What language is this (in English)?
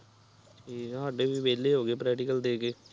Punjabi